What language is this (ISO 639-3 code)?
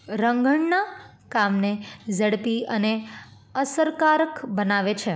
guj